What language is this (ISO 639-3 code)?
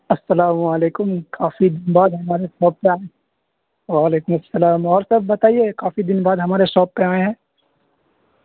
urd